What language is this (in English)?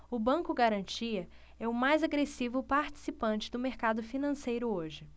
Portuguese